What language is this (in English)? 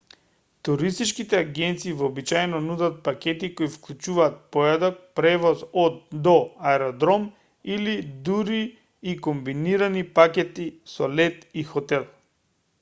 Macedonian